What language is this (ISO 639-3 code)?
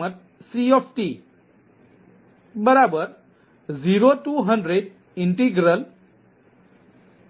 guj